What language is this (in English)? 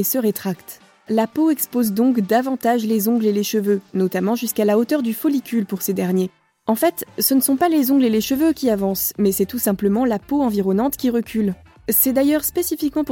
French